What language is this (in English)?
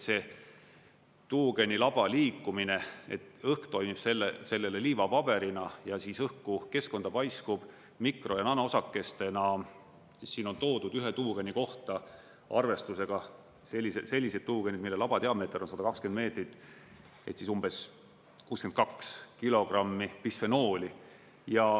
Estonian